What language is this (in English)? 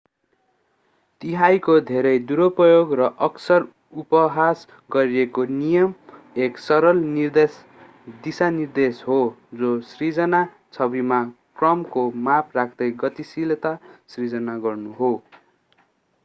Nepali